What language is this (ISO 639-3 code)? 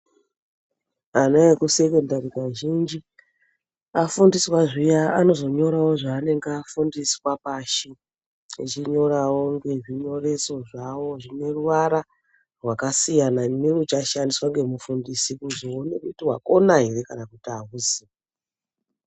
ndc